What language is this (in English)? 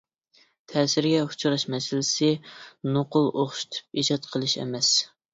Uyghur